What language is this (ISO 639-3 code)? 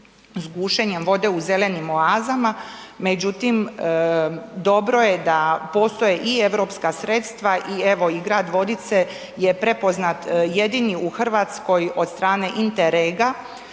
hrv